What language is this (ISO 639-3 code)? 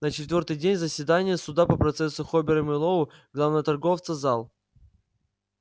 rus